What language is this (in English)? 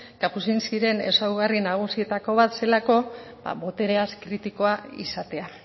Basque